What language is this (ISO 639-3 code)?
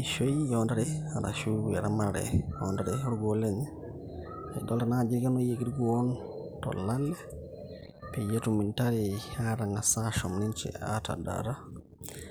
mas